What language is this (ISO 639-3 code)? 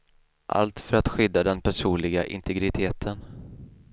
swe